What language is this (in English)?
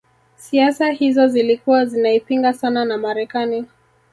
Swahili